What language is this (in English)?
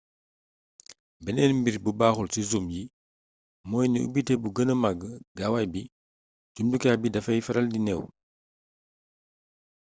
Wolof